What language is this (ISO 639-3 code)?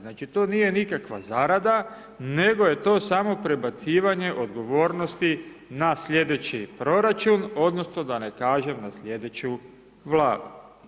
hrv